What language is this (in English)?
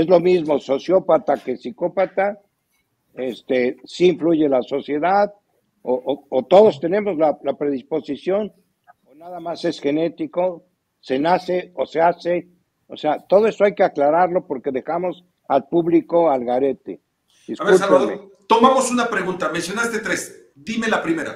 Spanish